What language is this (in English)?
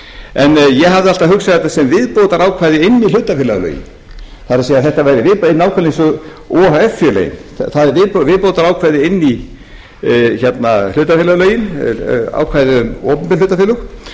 Icelandic